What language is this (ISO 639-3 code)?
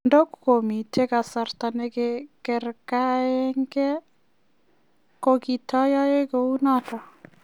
kln